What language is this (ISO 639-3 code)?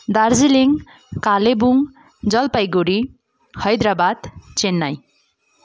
nep